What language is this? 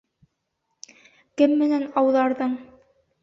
Bashkir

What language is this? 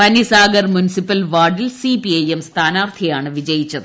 Malayalam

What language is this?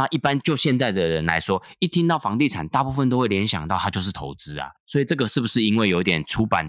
Chinese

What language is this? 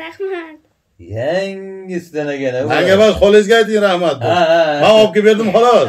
Turkish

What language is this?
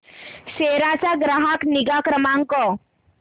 Marathi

